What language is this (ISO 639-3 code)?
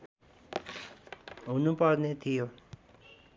nep